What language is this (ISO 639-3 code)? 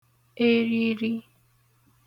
ibo